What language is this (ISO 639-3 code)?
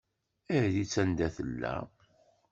kab